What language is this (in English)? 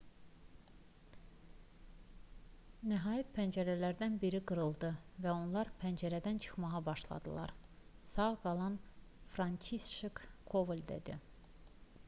Azerbaijani